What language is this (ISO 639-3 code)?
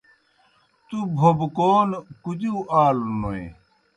plk